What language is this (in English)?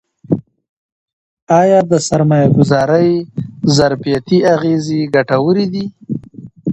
Pashto